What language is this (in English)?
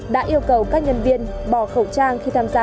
Vietnamese